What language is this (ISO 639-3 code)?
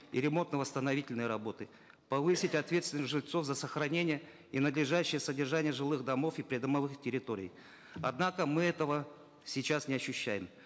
kaz